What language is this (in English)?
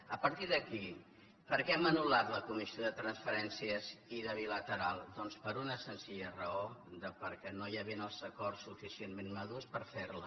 Catalan